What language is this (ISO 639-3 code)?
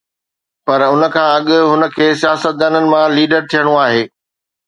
snd